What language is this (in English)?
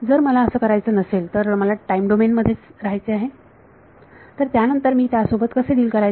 Marathi